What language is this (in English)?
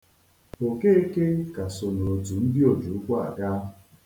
Igbo